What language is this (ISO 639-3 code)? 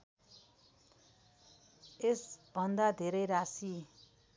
nep